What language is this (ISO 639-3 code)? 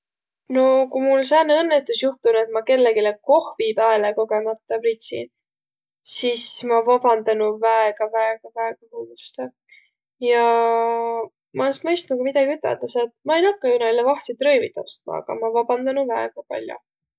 vro